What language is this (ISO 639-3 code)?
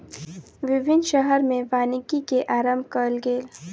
mai